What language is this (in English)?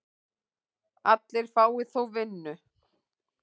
Icelandic